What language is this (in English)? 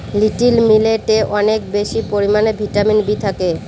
Bangla